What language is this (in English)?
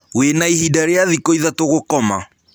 Kikuyu